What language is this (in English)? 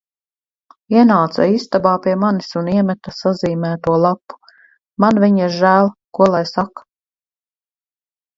Latvian